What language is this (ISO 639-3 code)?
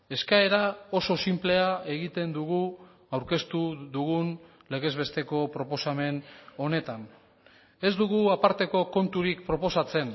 eus